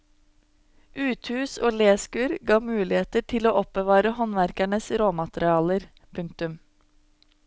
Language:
Norwegian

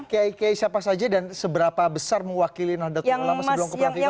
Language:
Indonesian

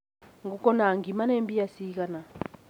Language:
Kikuyu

